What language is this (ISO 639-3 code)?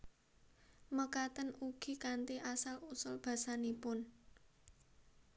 jav